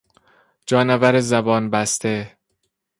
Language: Persian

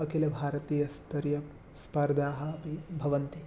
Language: Sanskrit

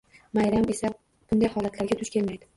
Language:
Uzbek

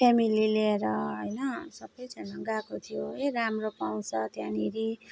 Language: Nepali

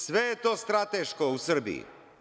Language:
Serbian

